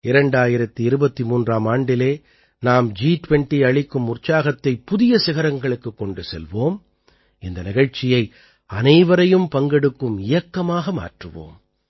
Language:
Tamil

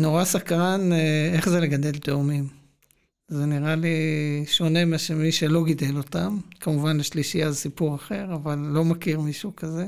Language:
Hebrew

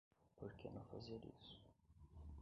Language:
Portuguese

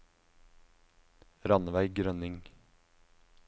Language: Norwegian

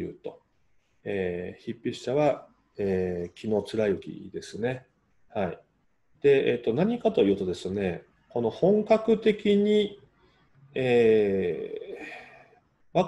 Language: Japanese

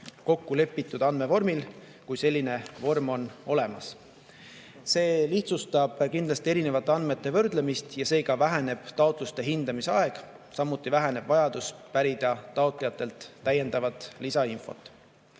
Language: Estonian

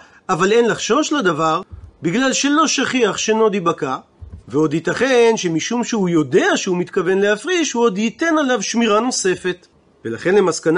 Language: Hebrew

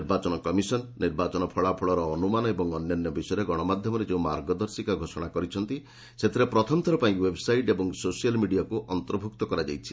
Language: Odia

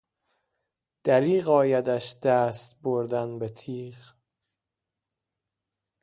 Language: Persian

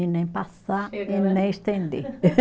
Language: Portuguese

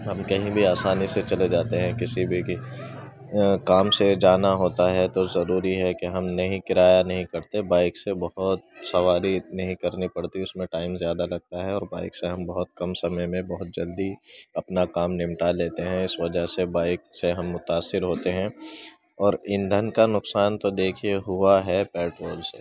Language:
Urdu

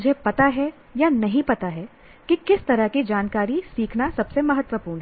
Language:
Hindi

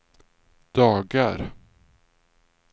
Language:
Swedish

